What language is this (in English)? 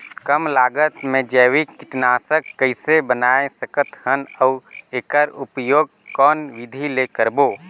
Chhattisgarhi